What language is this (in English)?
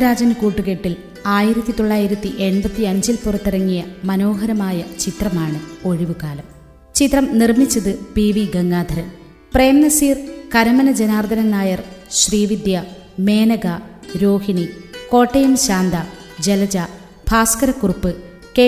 Malayalam